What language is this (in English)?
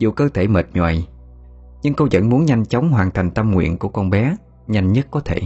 Vietnamese